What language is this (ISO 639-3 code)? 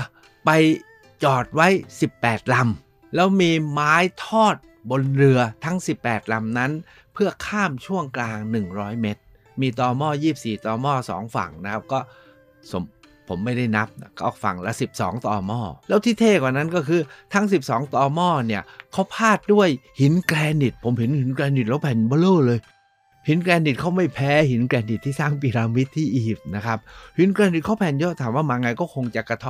tha